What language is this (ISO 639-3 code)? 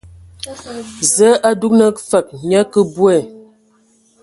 ewo